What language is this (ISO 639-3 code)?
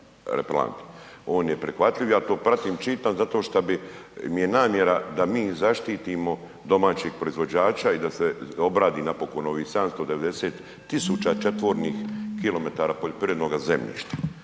hrv